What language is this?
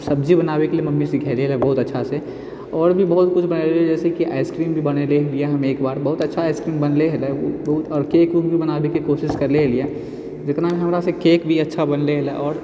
Maithili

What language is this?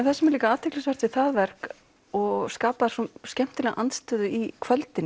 Icelandic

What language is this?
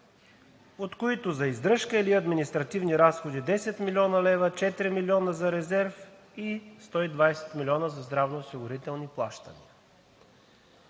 Bulgarian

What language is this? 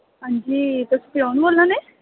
Dogri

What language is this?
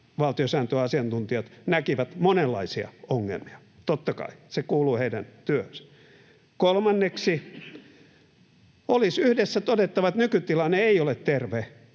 Finnish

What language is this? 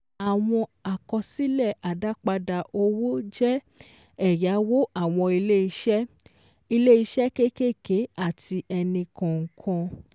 Yoruba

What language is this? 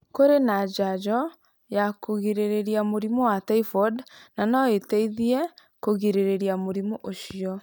Kikuyu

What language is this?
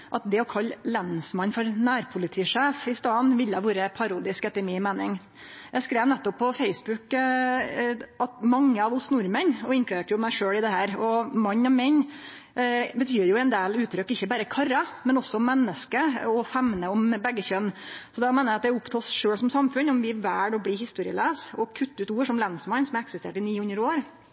Norwegian Nynorsk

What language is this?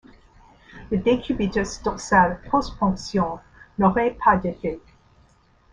French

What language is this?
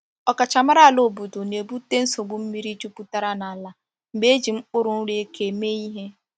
Igbo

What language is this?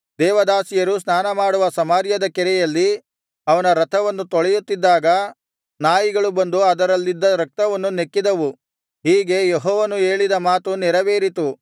Kannada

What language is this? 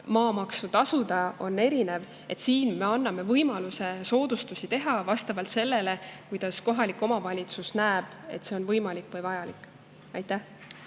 Estonian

